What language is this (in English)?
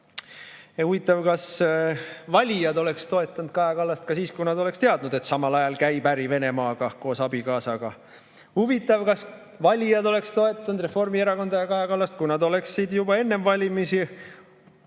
Estonian